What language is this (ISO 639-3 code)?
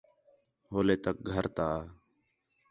xhe